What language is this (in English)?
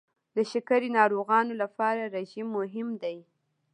Pashto